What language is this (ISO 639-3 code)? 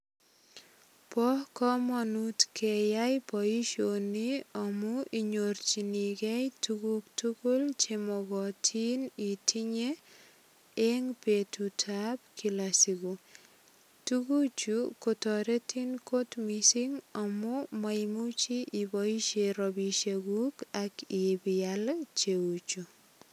kln